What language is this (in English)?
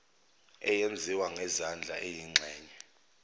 Zulu